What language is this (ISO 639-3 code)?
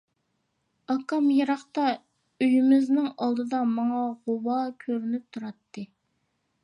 uig